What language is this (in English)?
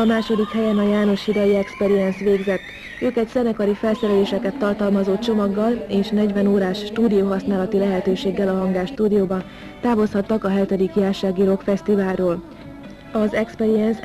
Hungarian